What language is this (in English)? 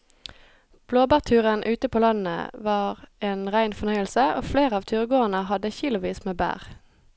Norwegian